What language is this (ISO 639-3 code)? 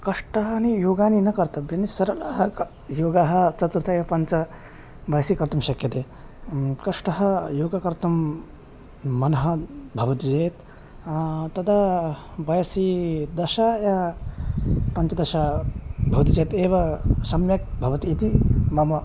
san